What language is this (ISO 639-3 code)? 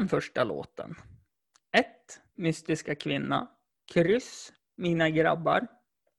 swe